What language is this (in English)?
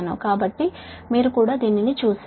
Telugu